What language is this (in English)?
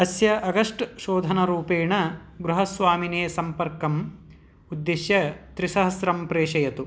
Sanskrit